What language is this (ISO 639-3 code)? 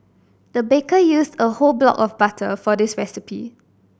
eng